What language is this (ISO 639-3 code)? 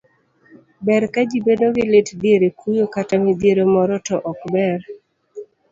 luo